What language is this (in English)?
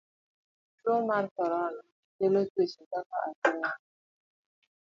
Luo (Kenya and Tanzania)